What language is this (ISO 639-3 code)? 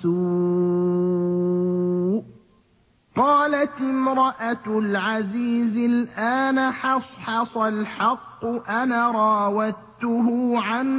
ara